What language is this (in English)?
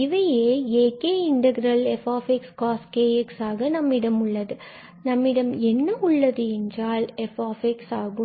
Tamil